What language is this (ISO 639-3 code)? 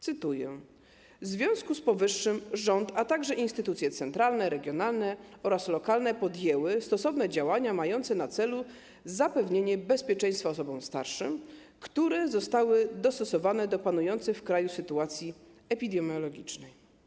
pol